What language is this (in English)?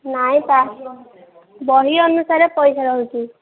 Odia